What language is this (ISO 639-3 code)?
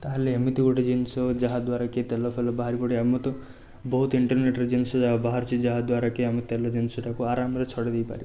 ori